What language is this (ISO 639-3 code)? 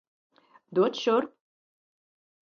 lav